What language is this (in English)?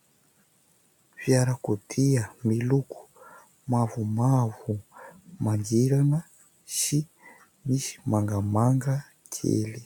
Malagasy